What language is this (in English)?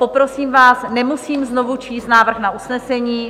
Czech